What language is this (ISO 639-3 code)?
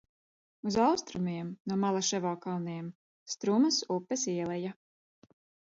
lav